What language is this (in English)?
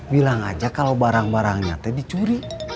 Indonesian